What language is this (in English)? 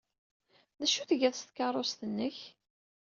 Kabyle